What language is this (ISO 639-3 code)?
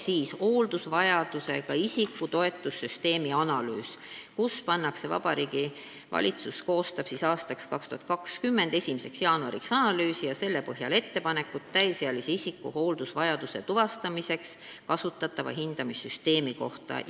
est